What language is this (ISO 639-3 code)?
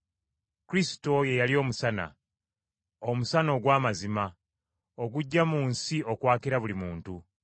lug